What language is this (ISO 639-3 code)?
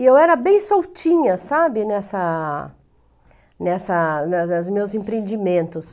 por